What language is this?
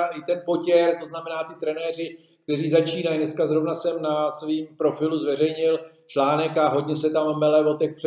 Czech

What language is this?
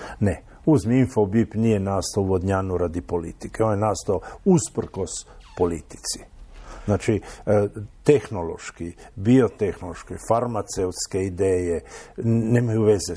Croatian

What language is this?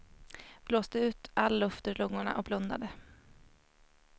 Swedish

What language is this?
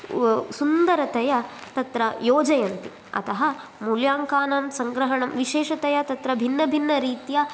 Sanskrit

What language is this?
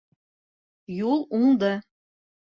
Bashkir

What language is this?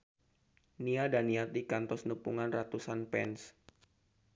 Sundanese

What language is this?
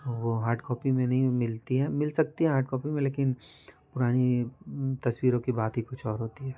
Hindi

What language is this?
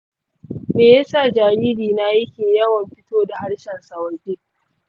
Hausa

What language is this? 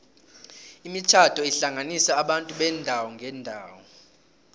South Ndebele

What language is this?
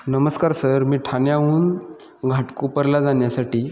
Marathi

